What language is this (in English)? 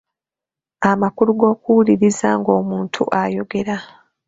Ganda